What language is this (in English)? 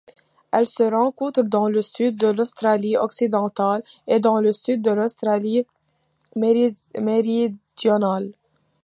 French